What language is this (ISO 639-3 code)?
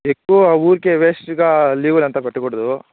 tel